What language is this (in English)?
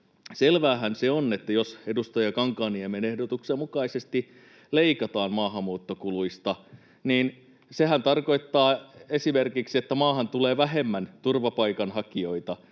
Finnish